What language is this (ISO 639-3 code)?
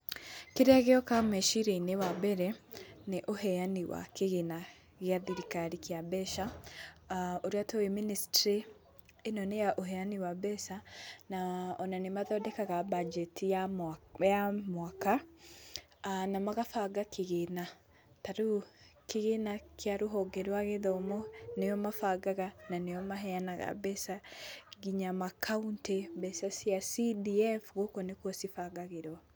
kik